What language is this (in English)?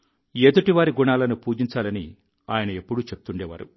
Telugu